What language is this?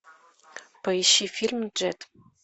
Russian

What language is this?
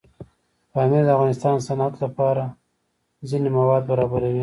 Pashto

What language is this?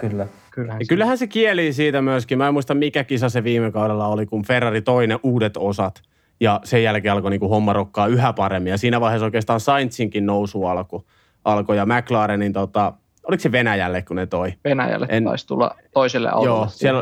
Finnish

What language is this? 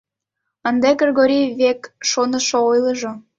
Mari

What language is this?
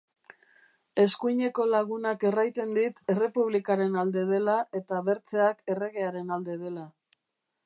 Basque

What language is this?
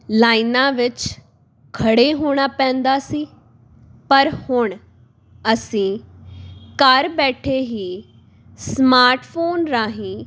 Punjabi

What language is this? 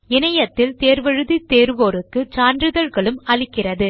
Tamil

